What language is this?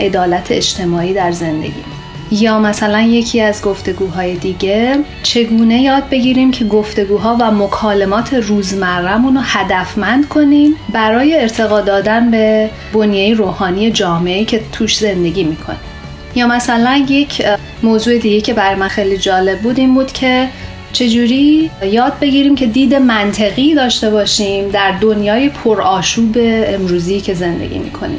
Persian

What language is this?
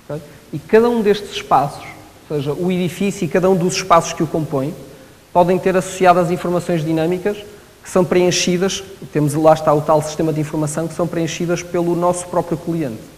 Portuguese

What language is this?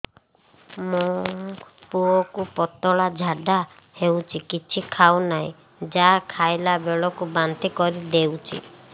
Odia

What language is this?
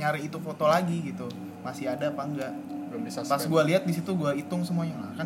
Indonesian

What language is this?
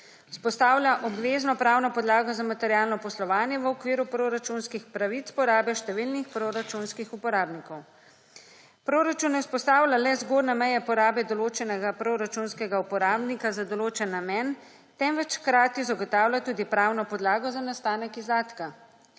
Slovenian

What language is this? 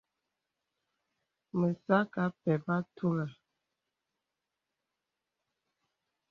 Bebele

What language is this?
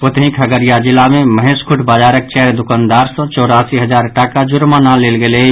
Maithili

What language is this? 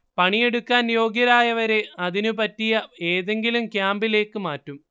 Malayalam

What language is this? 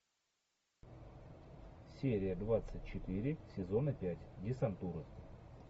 Russian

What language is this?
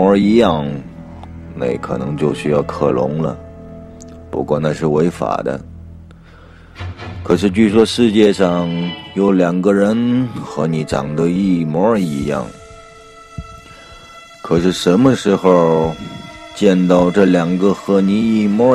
Chinese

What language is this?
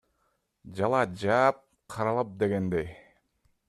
Kyrgyz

